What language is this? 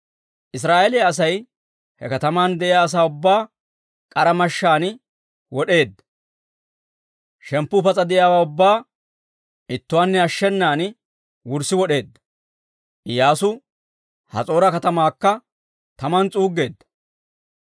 Dawro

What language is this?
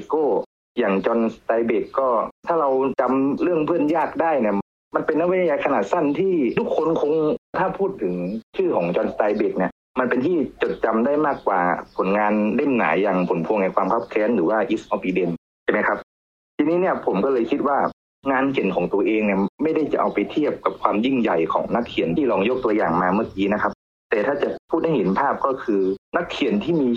Thai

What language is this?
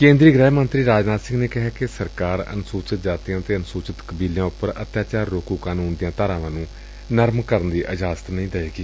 Punjabi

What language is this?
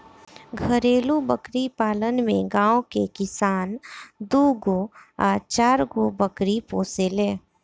Bhojpuri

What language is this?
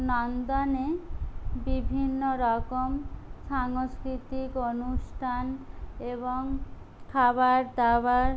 Bangla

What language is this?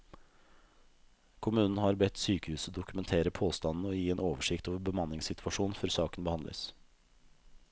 Norwegian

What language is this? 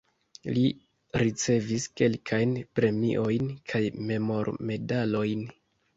Esperanto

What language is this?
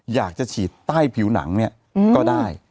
Thai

